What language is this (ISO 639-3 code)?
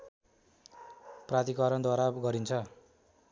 nep